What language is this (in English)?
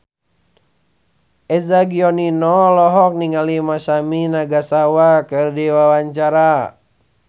Sundanese